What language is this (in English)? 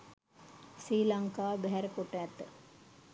Sinhala